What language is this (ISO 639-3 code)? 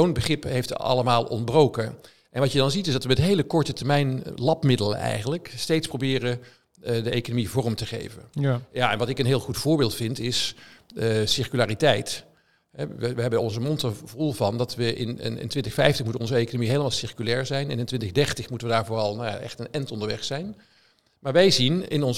nld